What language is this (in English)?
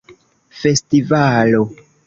Esperanto